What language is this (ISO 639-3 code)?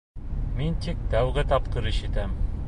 bak